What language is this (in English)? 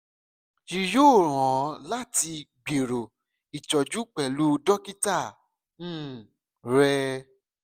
Yoruba